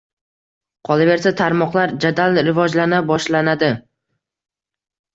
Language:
Uzbek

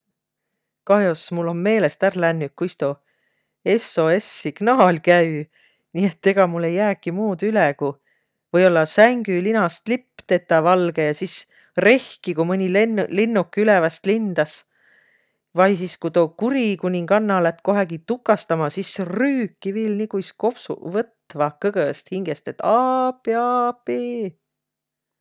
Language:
Võro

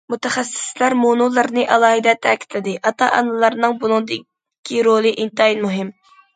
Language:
Uyghur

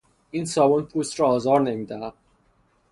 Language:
Persian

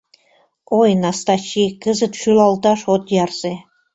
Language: Mari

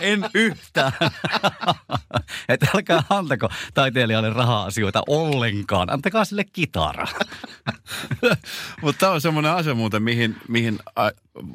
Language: Finnish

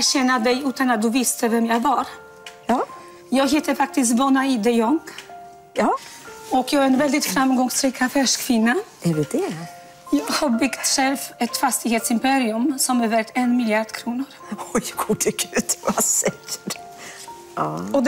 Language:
Swedish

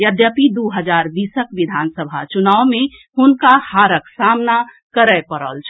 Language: Maithili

